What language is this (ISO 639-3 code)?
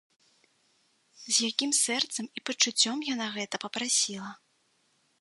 bel